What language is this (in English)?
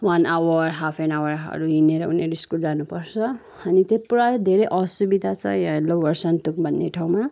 Nepali